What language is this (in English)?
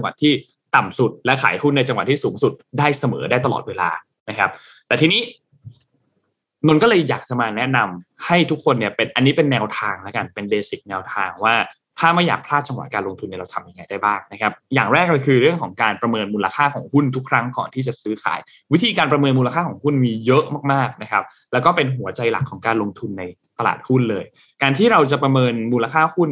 Thai